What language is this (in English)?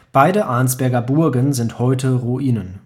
German